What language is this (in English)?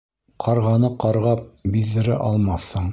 Bashkir